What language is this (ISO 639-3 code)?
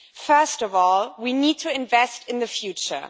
eng